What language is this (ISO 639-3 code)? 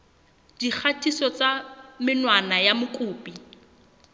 sot